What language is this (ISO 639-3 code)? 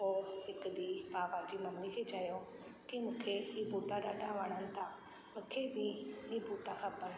snd